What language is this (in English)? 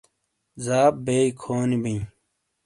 Shina